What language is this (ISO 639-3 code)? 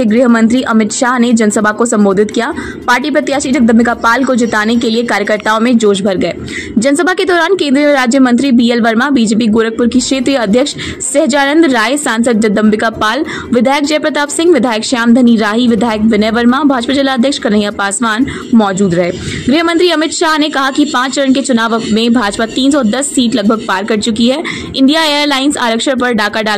hin